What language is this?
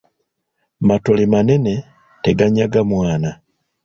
Ganda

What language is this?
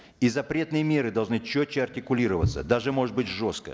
Kazakh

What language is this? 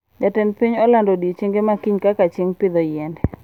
Luo (Kenya and Tanzania)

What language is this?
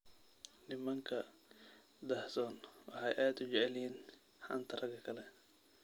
Somali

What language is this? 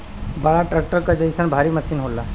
Bhojpuri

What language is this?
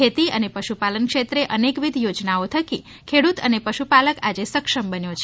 Gujarati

